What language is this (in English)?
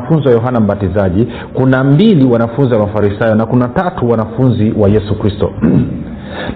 Swahili